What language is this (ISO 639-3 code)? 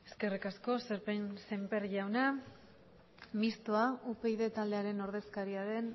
eus